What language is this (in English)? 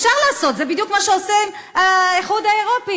Hebrew